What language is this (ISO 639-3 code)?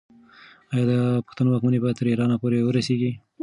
pus